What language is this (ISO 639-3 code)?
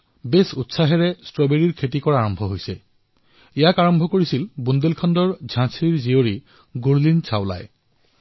asm